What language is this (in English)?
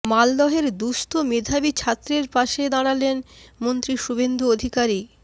Bangla